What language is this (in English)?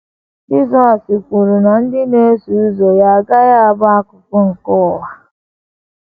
Igbo